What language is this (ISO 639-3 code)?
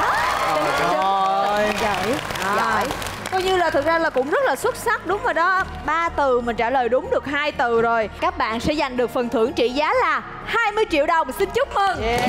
vie